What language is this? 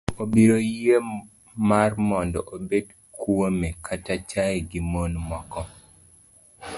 Luo (Kenya and Tanzania)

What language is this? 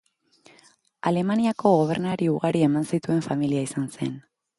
Basque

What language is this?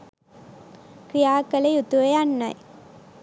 Sinhala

